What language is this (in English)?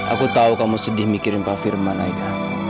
Indonesian